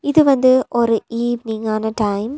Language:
Tamil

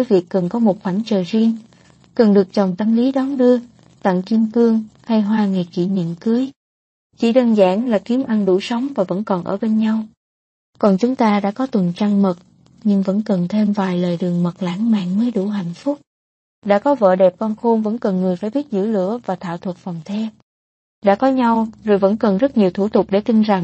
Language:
Vietnamese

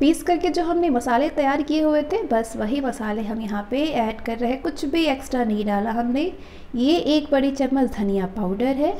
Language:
Hindi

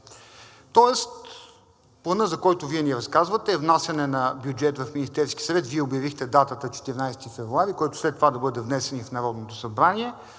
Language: Bulgarian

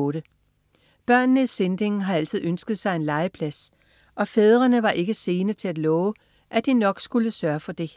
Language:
Danish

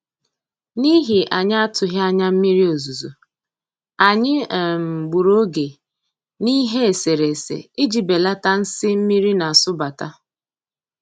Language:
Igbo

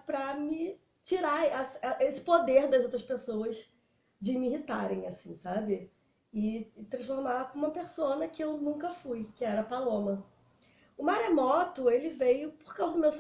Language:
Portuguese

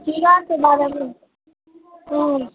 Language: Maithili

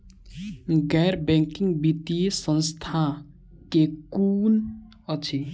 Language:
Maithili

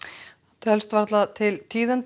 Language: Icelandic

